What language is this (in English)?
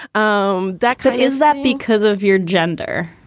English